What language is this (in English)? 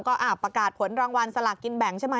Thai